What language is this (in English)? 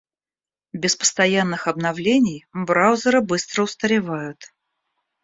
Russian